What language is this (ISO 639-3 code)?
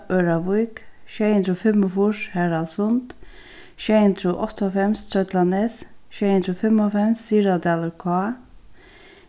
fao